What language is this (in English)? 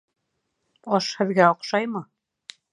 Bashkir